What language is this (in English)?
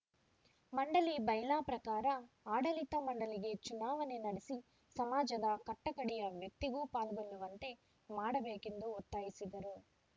Kannada